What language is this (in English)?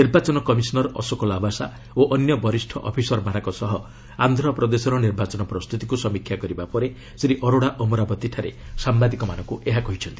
Odia